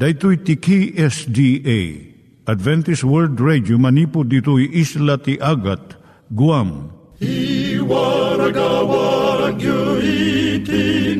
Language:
Filipino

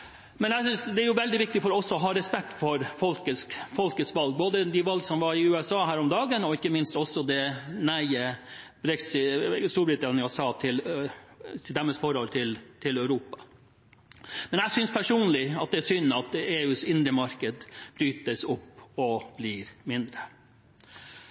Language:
Norwegian Bokmål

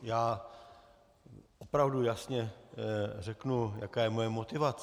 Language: Czech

